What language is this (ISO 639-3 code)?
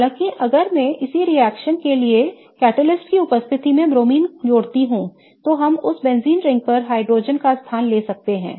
hin